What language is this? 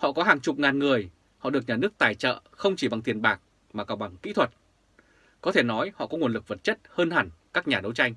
Vietnamese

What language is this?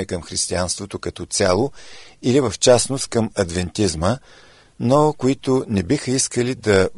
Bulgarian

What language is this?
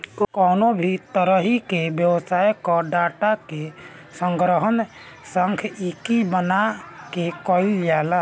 Bhojpuri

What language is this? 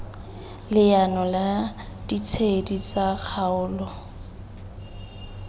Tswana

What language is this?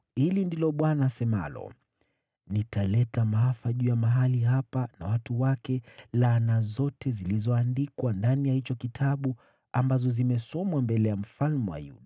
Swahili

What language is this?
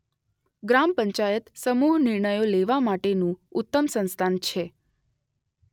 Gujarati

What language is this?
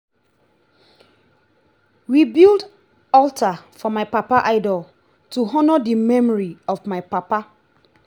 Nigerian Pidgin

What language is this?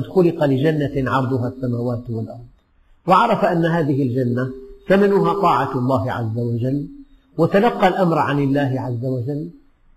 Arabic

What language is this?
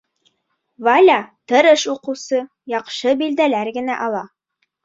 Bashkir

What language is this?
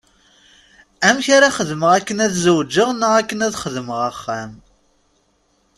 Kabyle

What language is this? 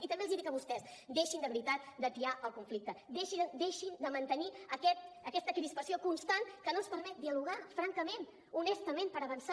Catalan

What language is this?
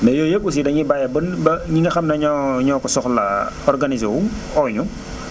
Wolof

